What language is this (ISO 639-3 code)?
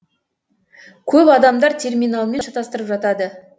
kaz